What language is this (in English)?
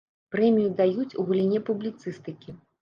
Belarusian